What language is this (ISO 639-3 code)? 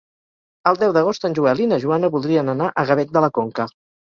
cat